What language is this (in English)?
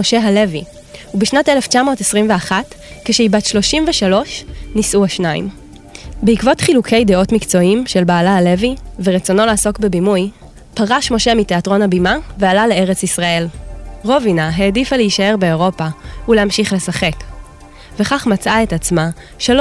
Hebrew